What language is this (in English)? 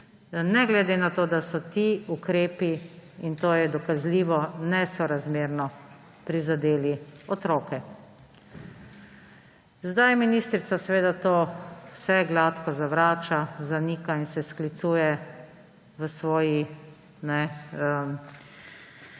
Slovenian